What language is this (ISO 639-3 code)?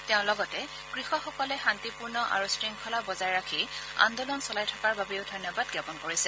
asm